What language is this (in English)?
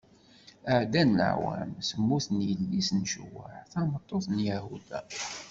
Kabyle